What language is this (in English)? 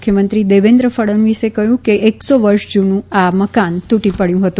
Gujarati